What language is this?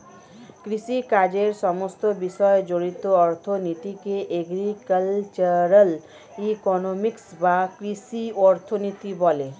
Bangla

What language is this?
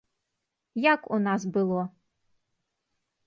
Belarusian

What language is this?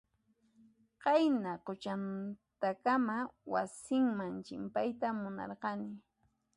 Puno Quechua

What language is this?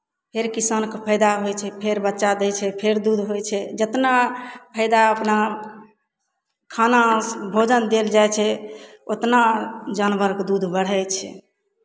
Maithili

